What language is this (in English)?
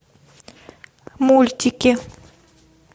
Russian